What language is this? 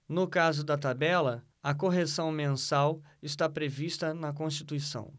Portuguese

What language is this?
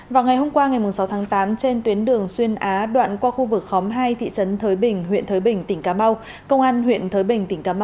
Vietnamese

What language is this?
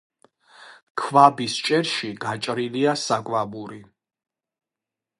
Georgian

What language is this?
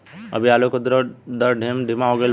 Bhojpuri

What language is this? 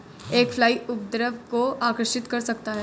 Hindi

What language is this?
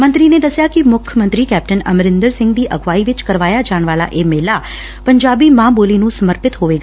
Punjabi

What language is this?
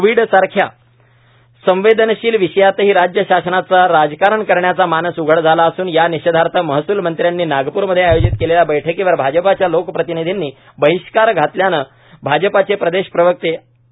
Marathi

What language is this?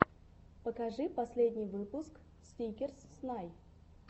Russian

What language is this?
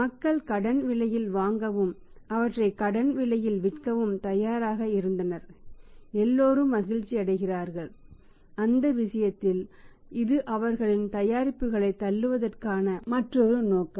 Tamil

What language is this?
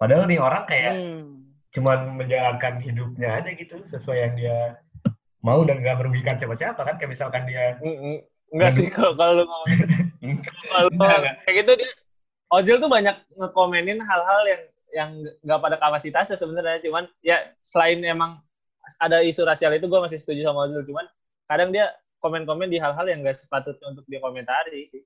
Indonesian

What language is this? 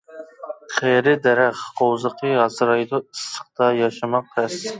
Uyghur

